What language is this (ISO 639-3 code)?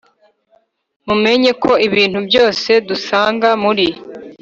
kin